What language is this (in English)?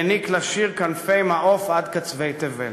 Hebrew